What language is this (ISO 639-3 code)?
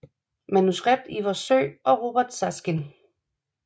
dan